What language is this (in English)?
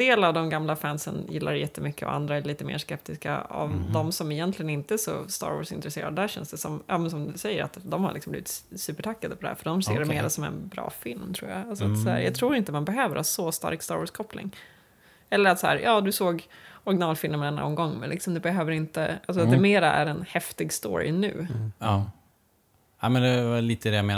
Swedish